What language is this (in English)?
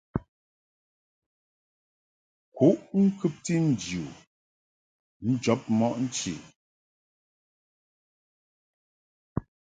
Mungaka